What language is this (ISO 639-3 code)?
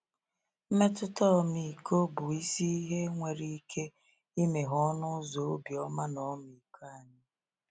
ibo